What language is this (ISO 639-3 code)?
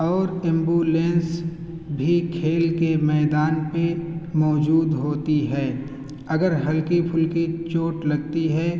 urd